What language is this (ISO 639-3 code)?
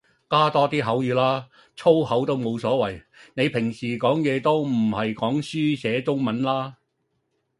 yue